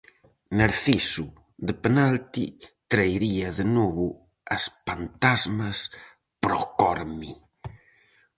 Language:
Galician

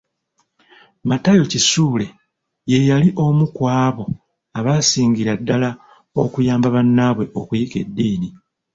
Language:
Ganda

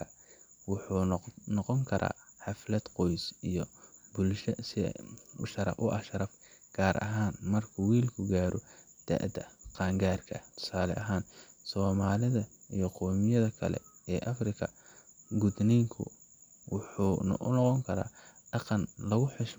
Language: Somali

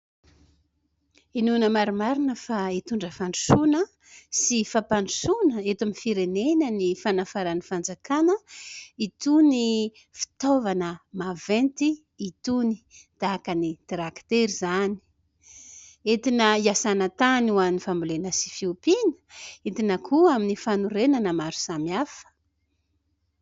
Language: Malagasy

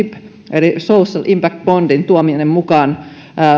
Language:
Finnish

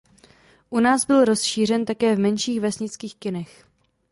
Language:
Czech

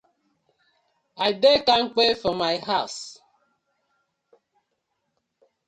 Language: Nigerian Pidgin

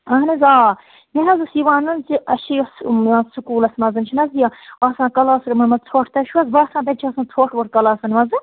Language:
Kashmiri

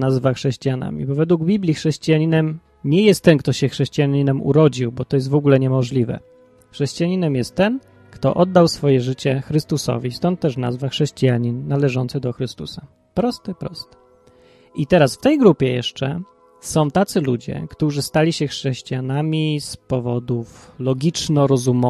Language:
Polish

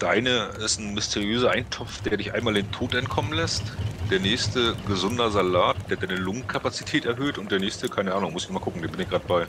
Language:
German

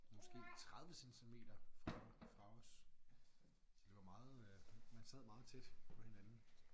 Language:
Danish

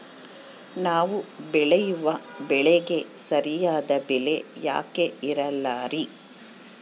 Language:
Kannada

